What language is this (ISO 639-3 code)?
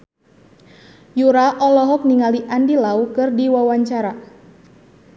sun